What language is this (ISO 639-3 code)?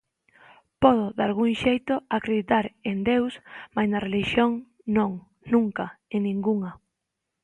glg